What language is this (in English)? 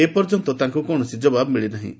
Odia